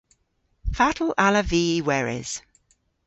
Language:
Cornish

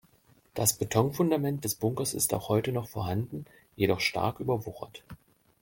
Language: German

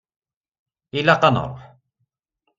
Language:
Kabyle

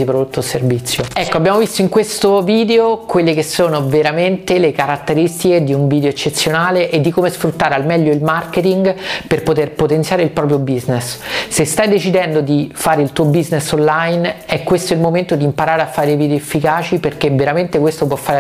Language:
Italian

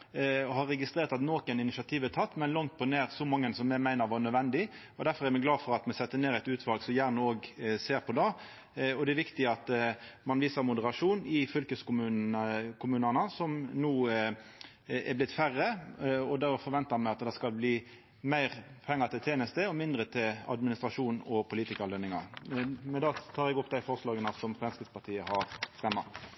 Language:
Norwegian Nynorsk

